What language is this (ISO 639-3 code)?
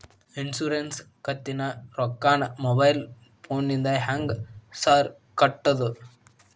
kan